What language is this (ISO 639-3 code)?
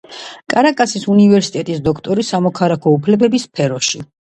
kat